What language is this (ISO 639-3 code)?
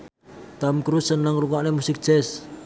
jav